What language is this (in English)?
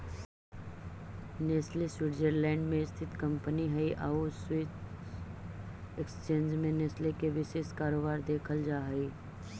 Magahi